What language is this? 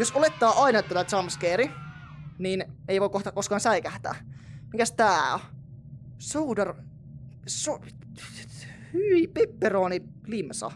Finnish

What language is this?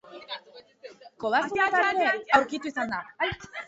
Basque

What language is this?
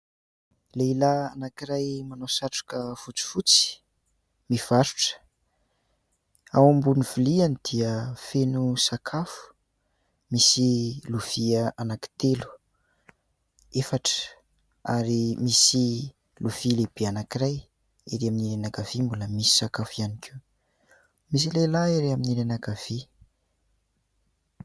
Malagasy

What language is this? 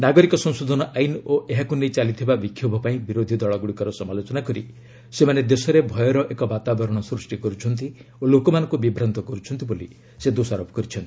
Odia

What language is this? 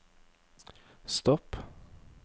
Norwegian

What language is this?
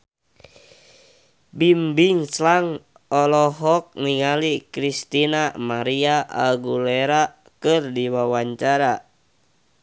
Sundanese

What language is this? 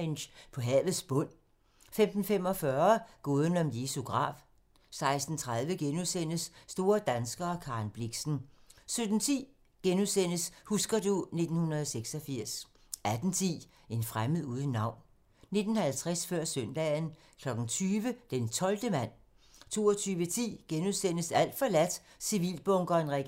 Danish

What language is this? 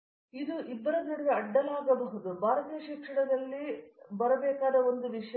Kannada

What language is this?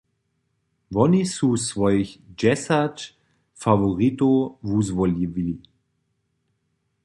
Upper Sorbian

